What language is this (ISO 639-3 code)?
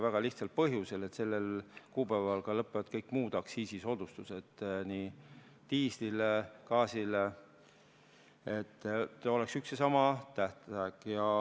est